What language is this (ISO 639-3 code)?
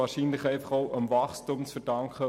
gsw